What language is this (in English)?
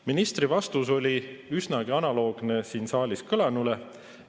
Estonian